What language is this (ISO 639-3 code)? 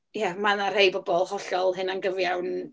cym